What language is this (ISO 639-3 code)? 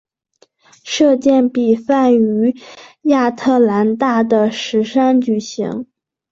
zho